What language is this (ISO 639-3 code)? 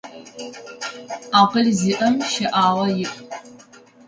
ady